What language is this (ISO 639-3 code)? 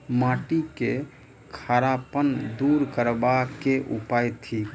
mai